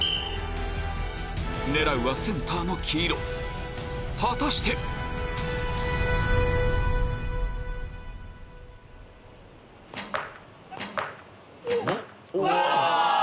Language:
Japanese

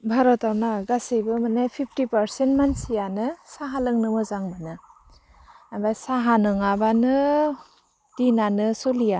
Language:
Bodo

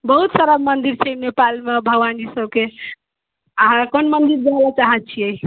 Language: Maithili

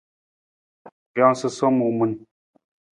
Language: Nawdm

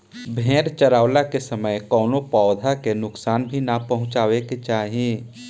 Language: Bhojpuri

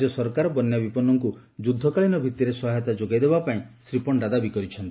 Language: Odia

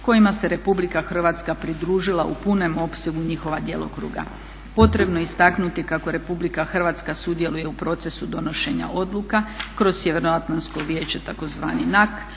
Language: Croatian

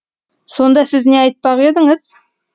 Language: Kazakh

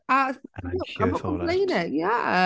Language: Welsh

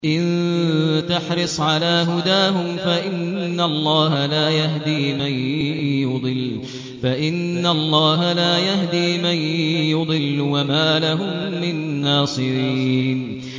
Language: Arabic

